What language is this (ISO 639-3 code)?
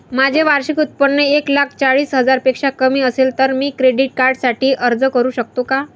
mar